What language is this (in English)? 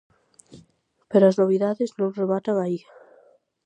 Galician